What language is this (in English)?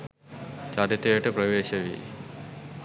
Sinhala